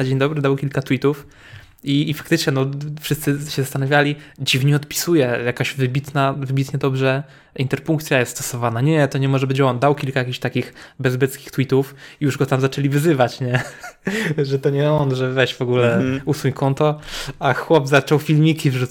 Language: Polish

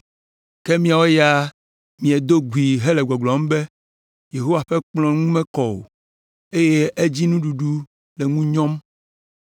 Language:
Ewe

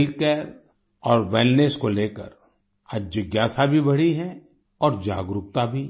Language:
Hindi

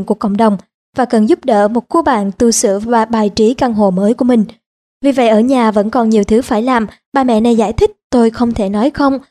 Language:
Vietnamese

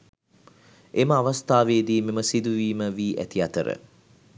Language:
Sinhala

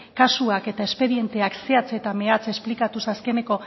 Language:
Basque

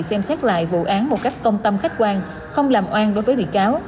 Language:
Vietnamese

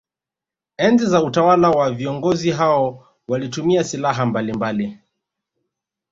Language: Swahili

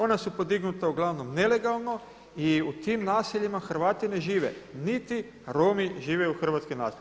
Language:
Croatian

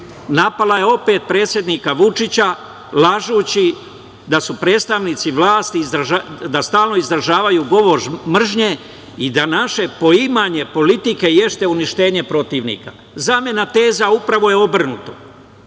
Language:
Serbian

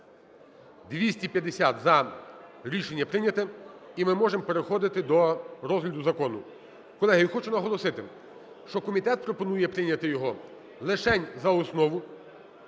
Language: Ukrainian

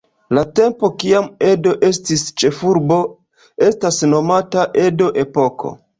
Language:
Esperanto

